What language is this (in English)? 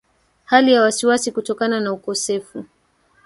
Swahili